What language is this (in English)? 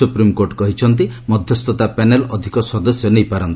Odia